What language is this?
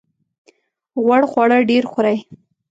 Pashto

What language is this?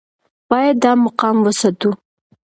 Pashto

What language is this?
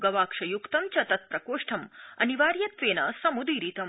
Sanskrit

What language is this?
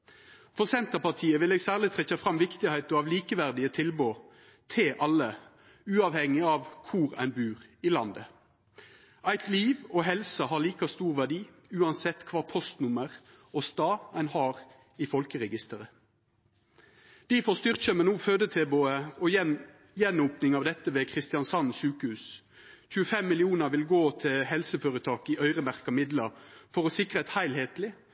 Norwegian Nynorsk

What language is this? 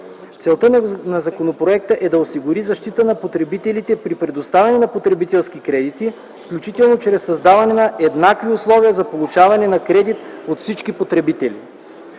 Bulgarian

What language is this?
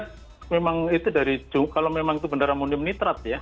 Indonesian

